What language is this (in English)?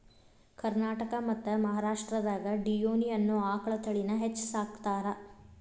Kannada